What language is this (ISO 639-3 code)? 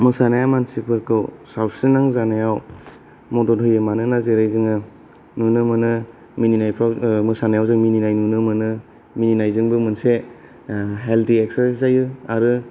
brx